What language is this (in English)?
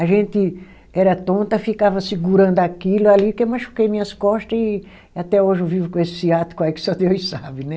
Portuguese